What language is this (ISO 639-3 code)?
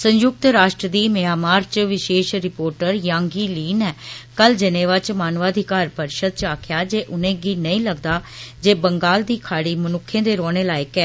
doi